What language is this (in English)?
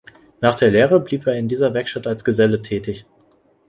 German